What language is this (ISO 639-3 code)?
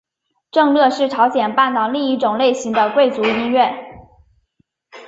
zho